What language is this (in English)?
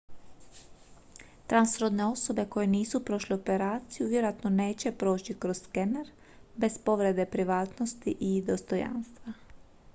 Croatian